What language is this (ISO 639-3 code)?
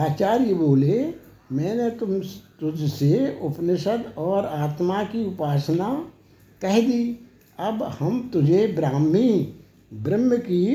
hin